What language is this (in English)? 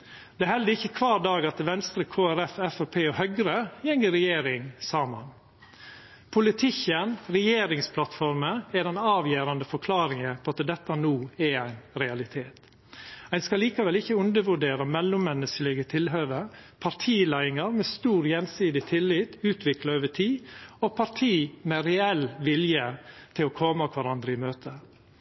Norwegian Nynorsk